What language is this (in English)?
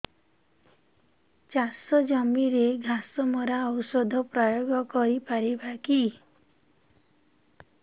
Odia